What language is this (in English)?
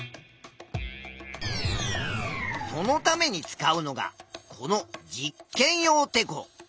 Japanese